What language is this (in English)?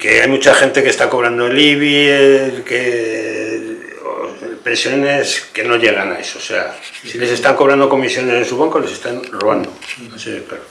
Spanish